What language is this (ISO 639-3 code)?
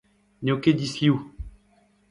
bre